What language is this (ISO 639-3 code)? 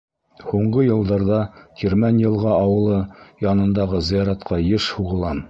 bak